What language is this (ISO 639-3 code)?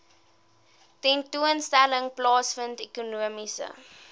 afr